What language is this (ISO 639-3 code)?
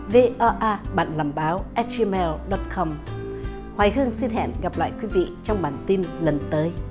vie